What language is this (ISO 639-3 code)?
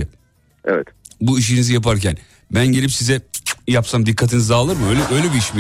tur